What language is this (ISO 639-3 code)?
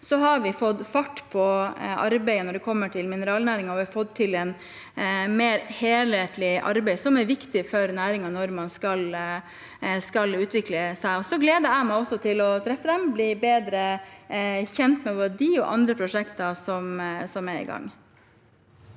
nor